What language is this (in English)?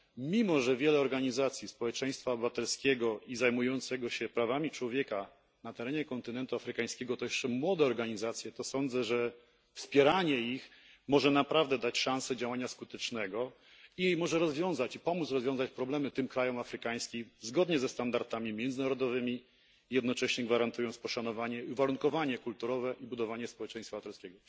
Polish